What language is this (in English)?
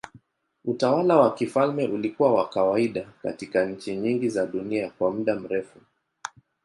Swahili